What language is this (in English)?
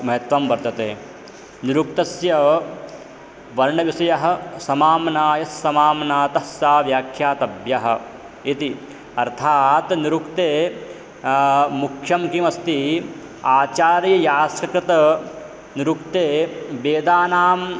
Sanskrit